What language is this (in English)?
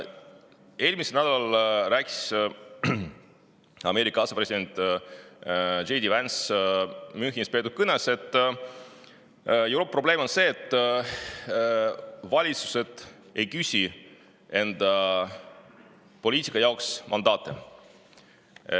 Estonian